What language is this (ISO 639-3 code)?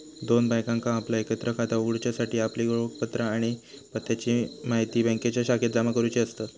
mar